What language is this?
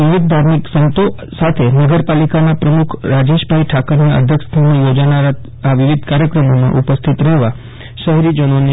Gujarati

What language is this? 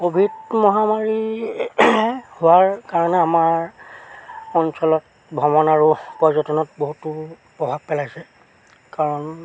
Assamese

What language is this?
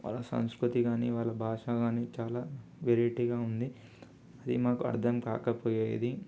Telugu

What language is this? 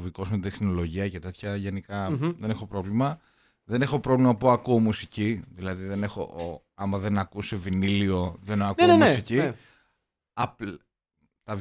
Greek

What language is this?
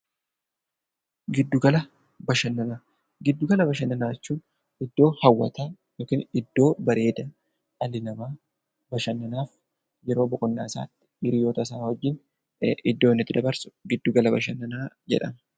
Oromo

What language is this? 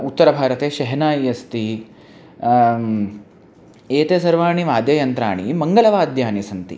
Sanskrit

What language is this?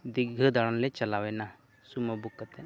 Santali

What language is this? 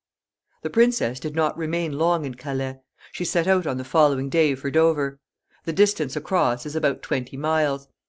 English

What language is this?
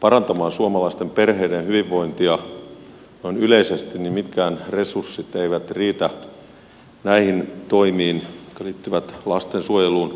Finnish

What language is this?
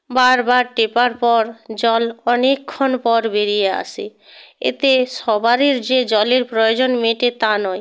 Bangla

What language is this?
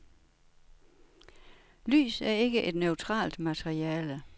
Danish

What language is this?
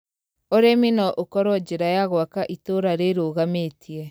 Kikuyu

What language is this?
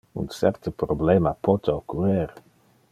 Interlingua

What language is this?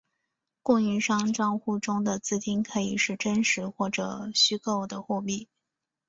Chinese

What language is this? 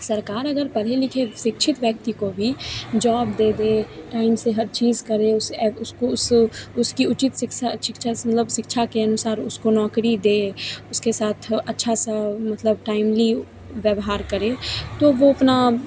Hindi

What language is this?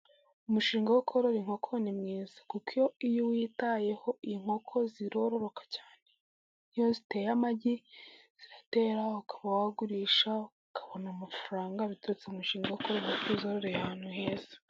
Kinyarwanda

